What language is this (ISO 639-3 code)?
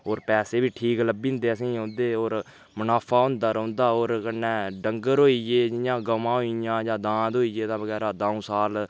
doi